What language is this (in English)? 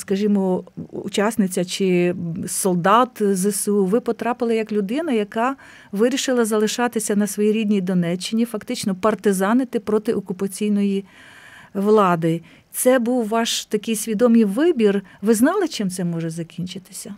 Ukrainian